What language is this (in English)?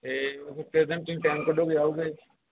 Punjabi